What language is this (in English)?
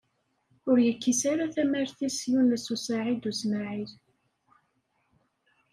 Kabyle